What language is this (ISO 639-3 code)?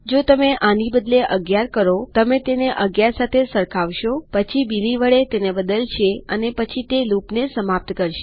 guj